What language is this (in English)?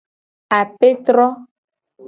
Gen